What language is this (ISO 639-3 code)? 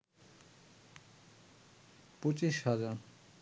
ben